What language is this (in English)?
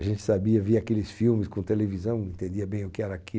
Portuguese